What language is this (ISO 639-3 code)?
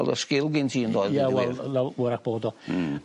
cym